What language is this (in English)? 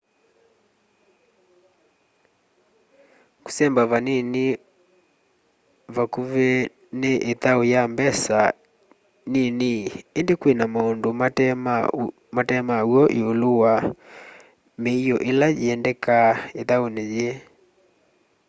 Kamba